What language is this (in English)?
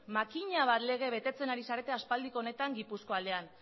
Basque